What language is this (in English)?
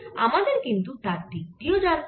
Bangla